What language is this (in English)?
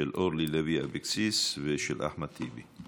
Hebrew